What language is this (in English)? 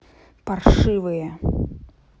Russian